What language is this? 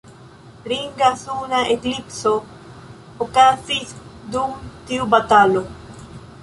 Esperanto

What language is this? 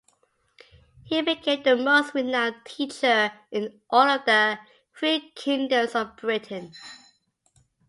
English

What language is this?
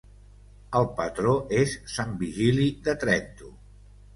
Catalan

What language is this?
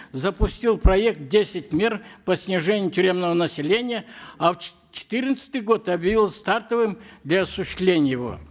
Kazakh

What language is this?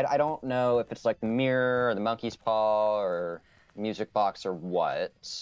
English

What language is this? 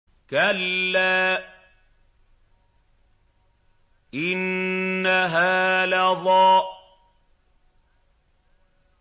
Arabic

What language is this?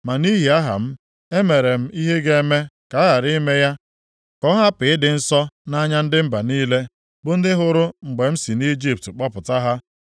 Igbo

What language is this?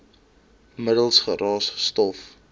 Afrikaans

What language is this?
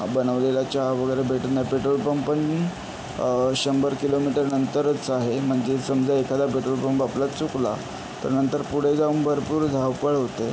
Marathi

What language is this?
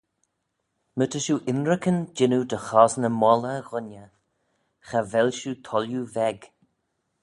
Manx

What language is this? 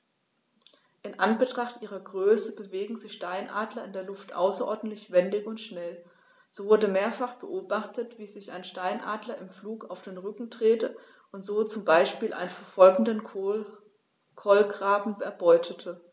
German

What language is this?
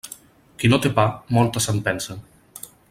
Catalan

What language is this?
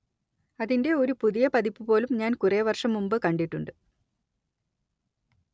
Malayalam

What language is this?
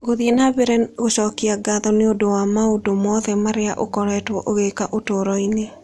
Kikuyu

